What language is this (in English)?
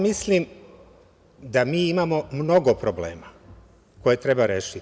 Serbian